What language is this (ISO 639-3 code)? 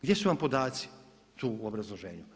hrv